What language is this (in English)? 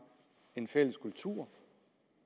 Danish